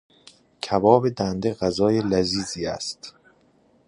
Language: Persian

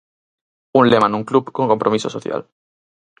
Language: Galician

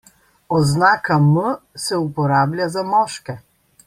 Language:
Slovenian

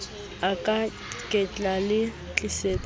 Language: Southern Sotho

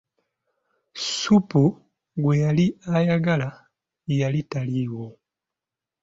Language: Ganda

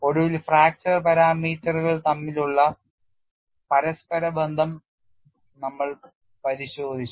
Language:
Malayalam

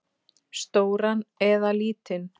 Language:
Icelandic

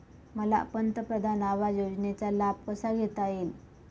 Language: Marathi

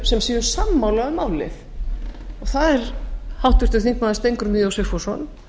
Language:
Icelandic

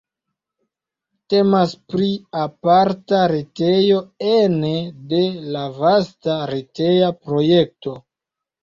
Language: Esperanto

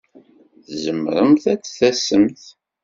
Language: Kabyle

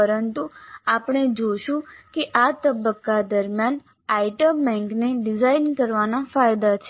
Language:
Gujarati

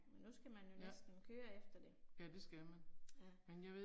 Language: Danish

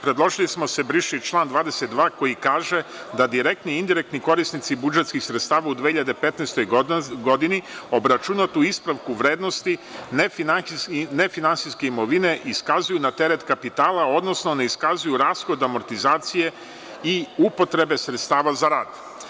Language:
Serbian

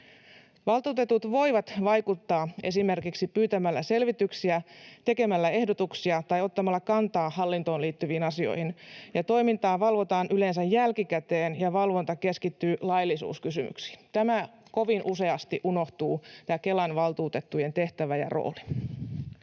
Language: Finnish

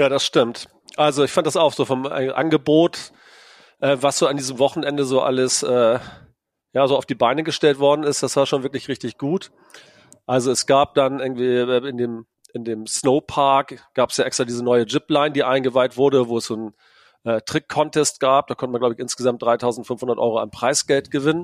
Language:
German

